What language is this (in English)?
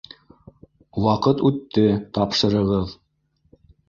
Bashkir